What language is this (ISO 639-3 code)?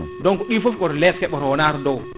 ful